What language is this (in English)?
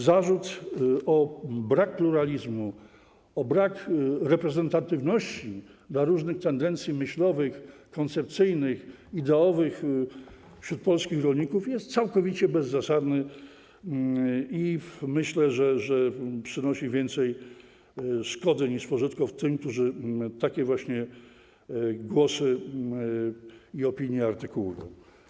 Polish